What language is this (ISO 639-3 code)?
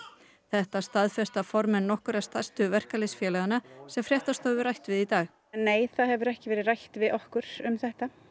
isl